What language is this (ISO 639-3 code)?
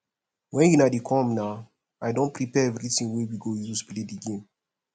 pcm